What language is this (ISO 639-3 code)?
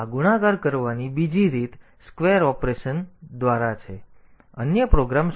guj